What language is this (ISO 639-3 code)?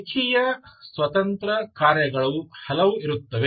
kan